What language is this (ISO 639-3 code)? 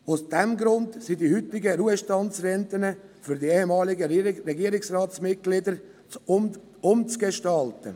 gsw